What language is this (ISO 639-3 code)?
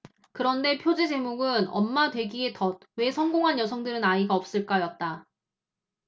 kor